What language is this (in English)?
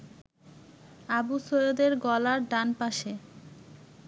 Bangla